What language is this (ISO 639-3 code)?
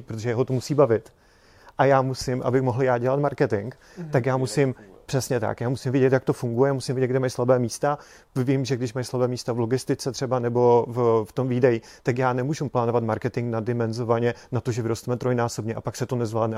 ces